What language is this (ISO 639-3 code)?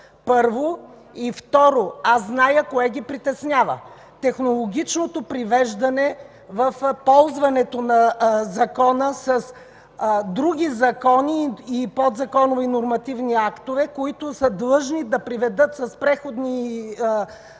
bul